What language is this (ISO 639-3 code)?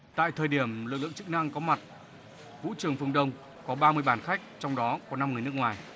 vie